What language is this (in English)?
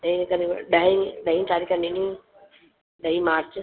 Sindhi